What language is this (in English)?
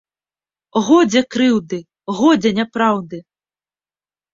Belarusian